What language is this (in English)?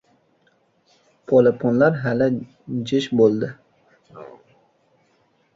Uzbek